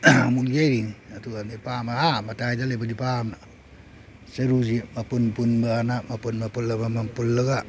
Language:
Manipuri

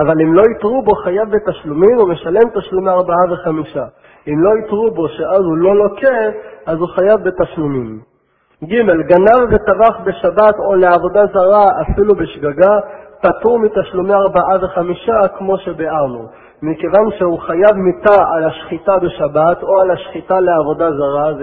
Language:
Hebrew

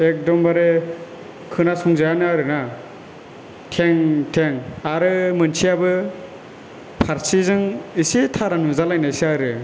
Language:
Bodo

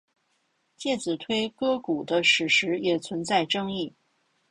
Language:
Chinese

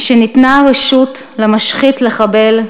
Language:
Hebrew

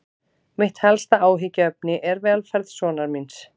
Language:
Icelandic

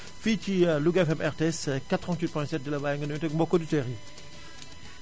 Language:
Wolof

